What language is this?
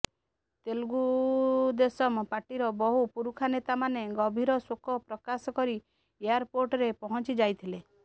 Odia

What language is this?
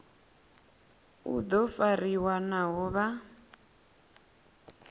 Venda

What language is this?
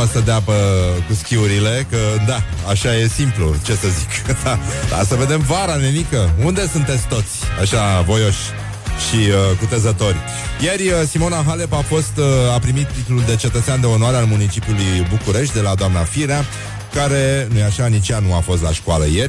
Romanian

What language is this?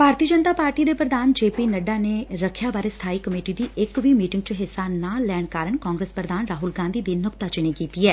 Punjabi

